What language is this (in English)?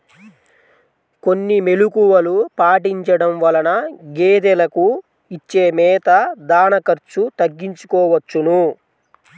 Telugu